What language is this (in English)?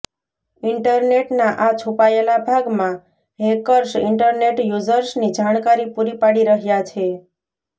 Gujarati